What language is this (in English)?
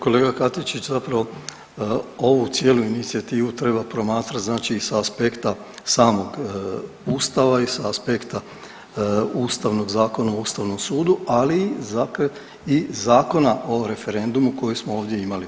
Croatian